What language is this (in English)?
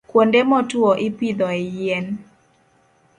Luo (Kenya and Tanzania)